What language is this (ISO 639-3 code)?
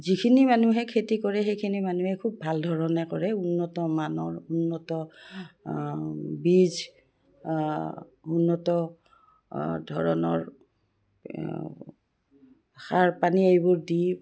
asm